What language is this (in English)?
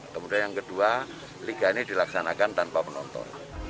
Indonesian